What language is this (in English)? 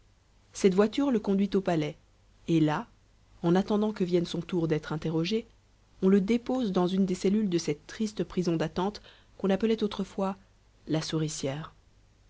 French